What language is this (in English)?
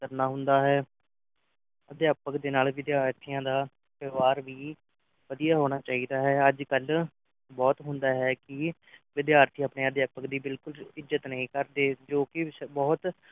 Punjabi